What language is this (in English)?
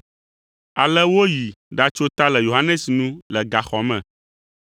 Ewe